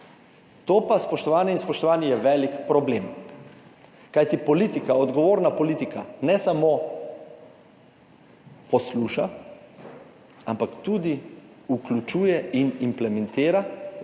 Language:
Slovenian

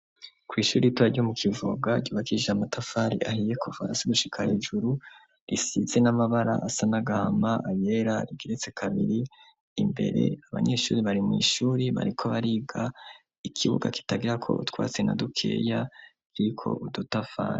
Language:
Rundi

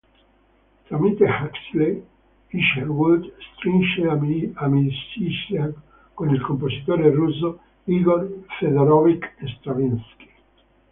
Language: Italian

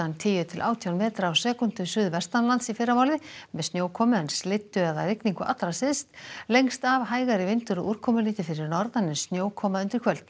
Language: Icelandic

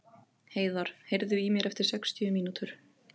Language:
Icelandic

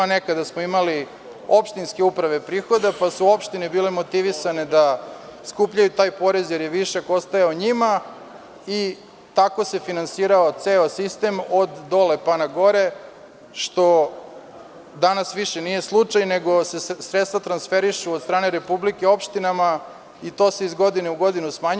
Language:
Serbian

